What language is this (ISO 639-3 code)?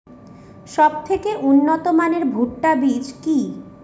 ben